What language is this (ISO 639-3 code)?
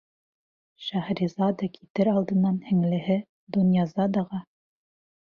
bak